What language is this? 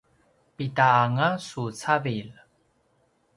Paiwan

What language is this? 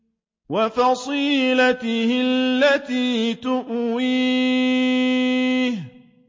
Arabic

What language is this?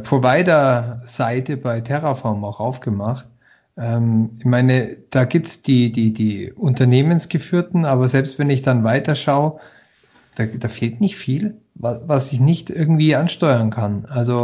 German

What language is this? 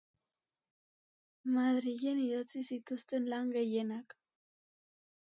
Basque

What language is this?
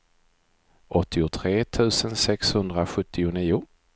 Swedish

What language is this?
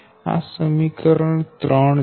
Gujarati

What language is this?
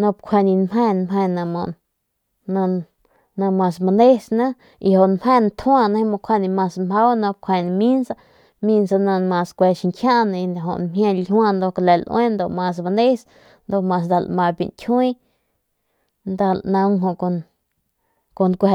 Northern Pame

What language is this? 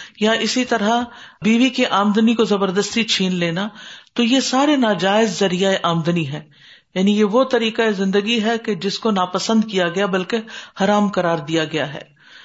Urdu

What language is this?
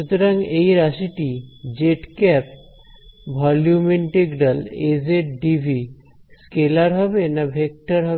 Bangla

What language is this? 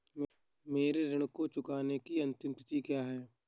Hindi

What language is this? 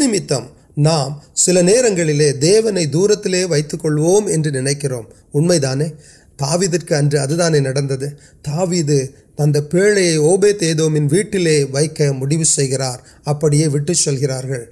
Urdu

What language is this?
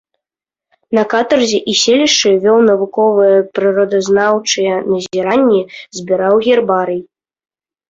Belarusian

